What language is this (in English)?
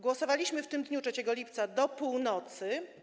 Polish